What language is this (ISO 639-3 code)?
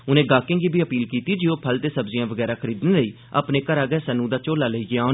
doi